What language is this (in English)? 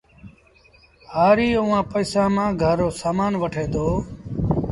Sindhi Bhil